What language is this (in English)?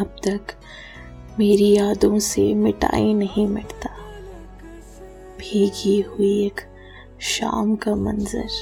Hindi